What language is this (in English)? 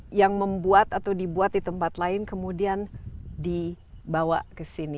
Indonesian